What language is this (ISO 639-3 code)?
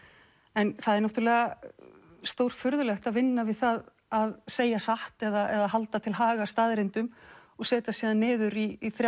isl